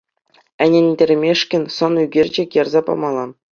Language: Chuvash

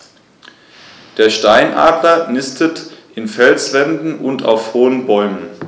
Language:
German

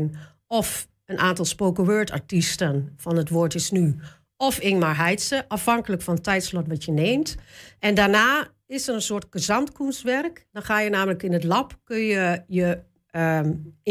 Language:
Dutch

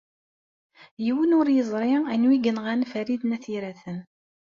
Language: Kabyle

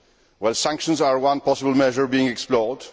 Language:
English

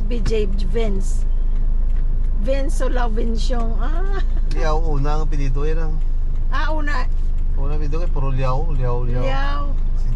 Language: Filipino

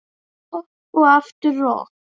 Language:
Icelandic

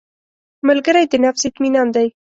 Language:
Pashto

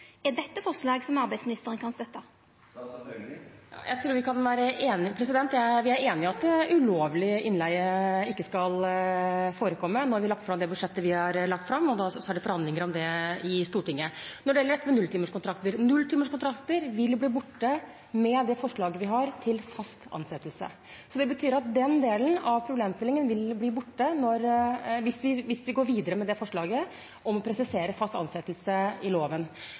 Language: Norwegian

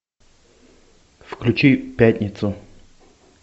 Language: Russian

